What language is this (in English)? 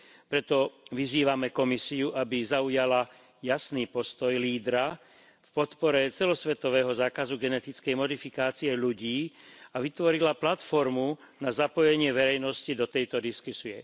Slovak